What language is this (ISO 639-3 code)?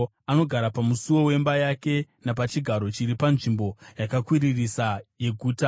sna